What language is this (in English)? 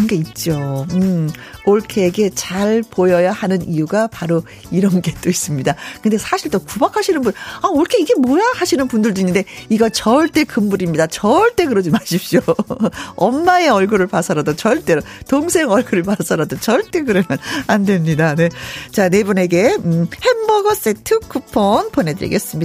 Korean